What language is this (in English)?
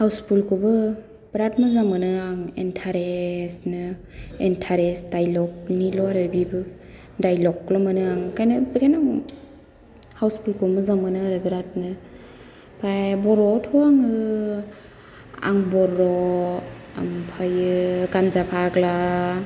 Bodo